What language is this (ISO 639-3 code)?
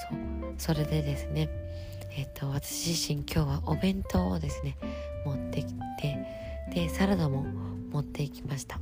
jpn